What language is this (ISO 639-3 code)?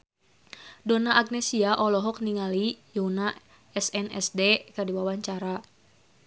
sun